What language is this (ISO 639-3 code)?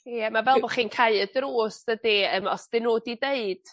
cym